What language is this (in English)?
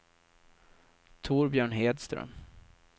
Swedish